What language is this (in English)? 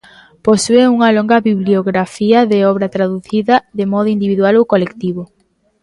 Galician